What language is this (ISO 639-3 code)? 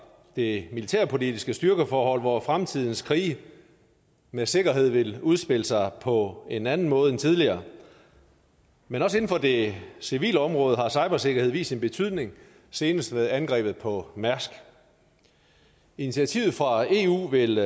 dan